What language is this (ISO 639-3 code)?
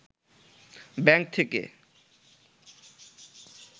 ben